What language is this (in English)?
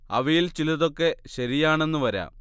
Malayalam